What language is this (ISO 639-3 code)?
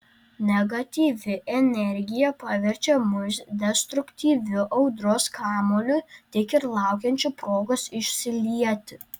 lit